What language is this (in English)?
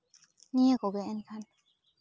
Santali